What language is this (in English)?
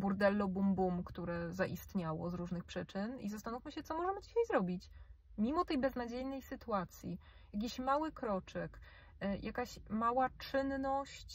Polish